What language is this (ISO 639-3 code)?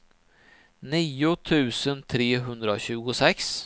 swe